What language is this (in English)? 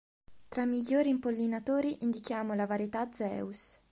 Italian